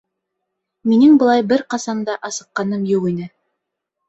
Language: Bashkir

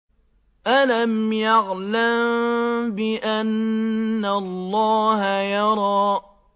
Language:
Arabic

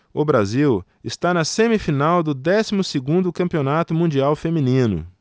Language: Portuguese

